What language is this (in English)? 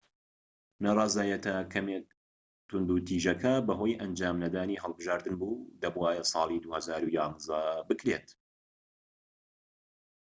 Central Kurdish